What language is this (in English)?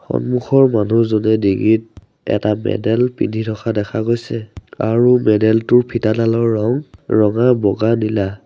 Assamese